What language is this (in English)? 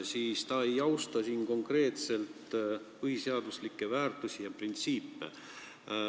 Estonian